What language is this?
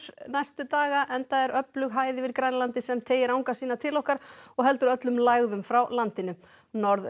Icelandic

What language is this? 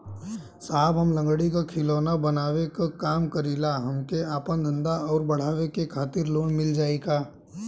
Bhojpuri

